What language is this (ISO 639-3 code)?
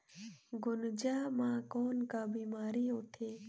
hne